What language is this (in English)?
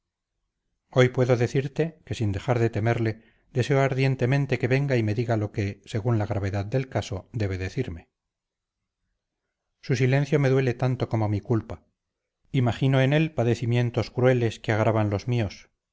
Spanish